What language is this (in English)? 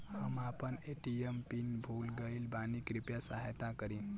Bhojpuri